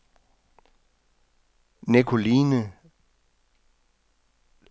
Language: Danish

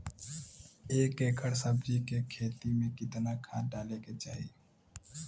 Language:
Bhojpuri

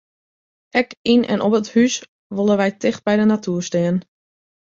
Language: Western Frisian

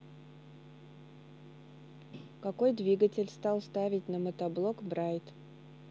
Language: Russian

